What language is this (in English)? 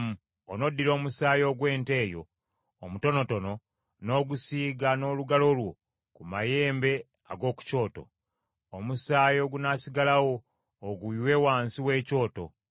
Ganda